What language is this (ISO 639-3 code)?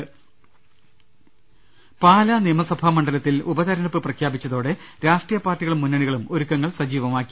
mal